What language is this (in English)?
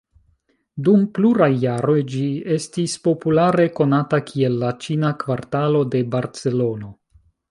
Esperanto